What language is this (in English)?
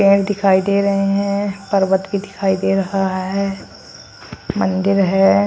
Hindi